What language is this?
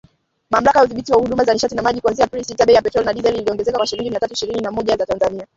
Swahili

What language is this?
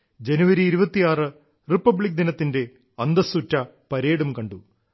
Malayalam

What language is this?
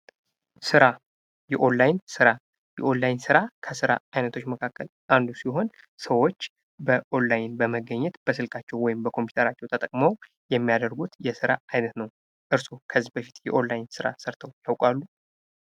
Amharic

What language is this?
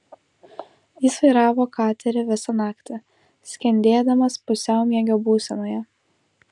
Lithuanian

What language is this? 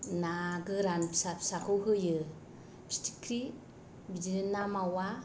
Bodo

